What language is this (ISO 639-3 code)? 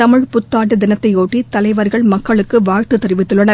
tam